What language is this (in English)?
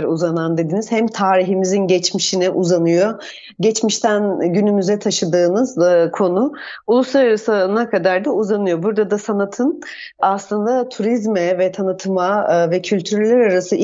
Turkish